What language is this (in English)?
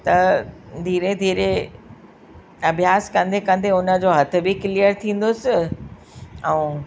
Sindhi